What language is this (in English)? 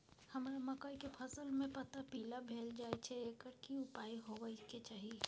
Maithili